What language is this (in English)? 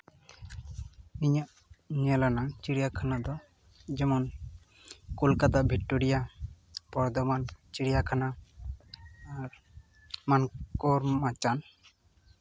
Santali